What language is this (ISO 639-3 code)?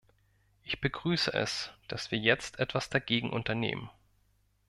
deu